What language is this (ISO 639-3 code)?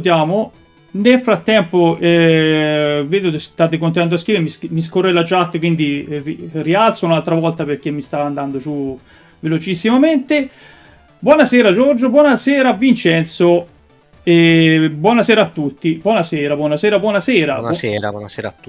ita